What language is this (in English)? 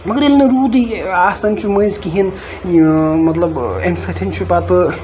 Kashmiri